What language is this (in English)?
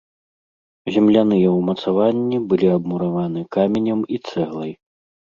Belarusian